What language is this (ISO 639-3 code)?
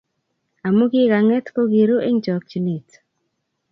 kln